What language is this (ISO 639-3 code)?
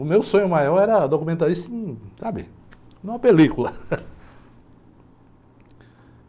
por